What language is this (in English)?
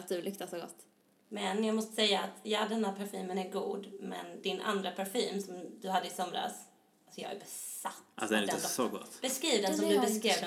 Swedish